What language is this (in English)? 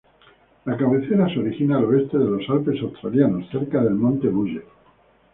Spanish